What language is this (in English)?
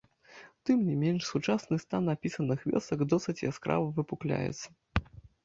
Belarusian